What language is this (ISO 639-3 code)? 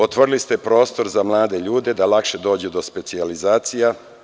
srp